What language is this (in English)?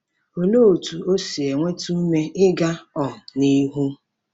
Igbo